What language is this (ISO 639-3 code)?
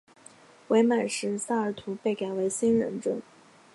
zho